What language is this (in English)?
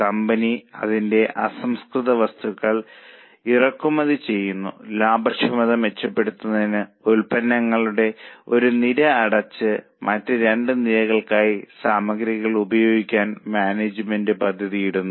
Malayalam